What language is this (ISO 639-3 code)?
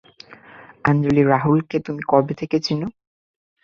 ben